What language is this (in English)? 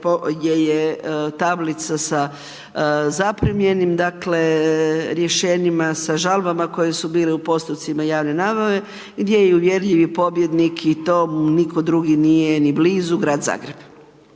Croatian